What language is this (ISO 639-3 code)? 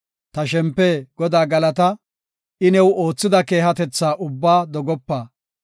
gof